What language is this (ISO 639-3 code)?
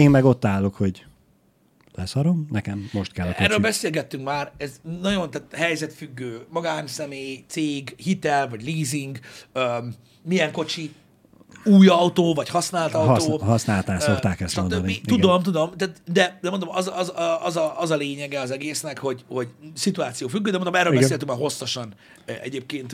hun